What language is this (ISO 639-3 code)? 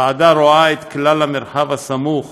heb